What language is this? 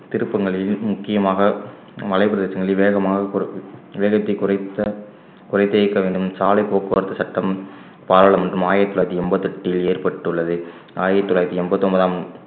Tamil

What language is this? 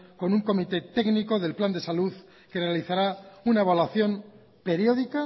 Spanish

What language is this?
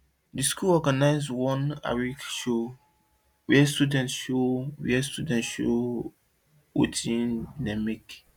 Nigerian Pidgin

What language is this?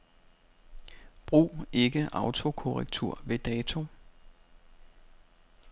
Danish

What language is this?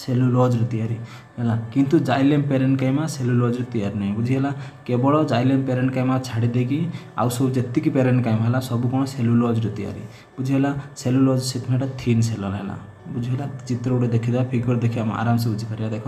Hindi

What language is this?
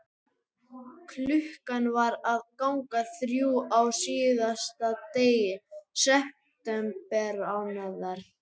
Icelandic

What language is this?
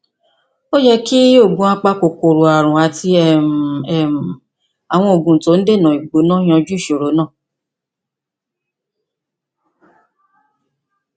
Yoruba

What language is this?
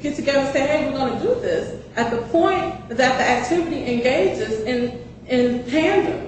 English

